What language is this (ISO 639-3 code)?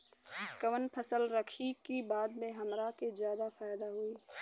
bho